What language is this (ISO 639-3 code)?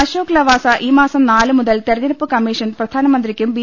mal